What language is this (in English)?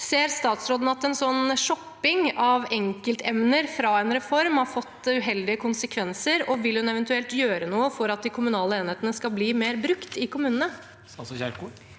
Norwegian